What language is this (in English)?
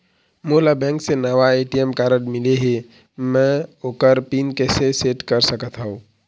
Chhattisgarhi